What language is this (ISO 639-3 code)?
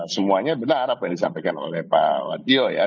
ind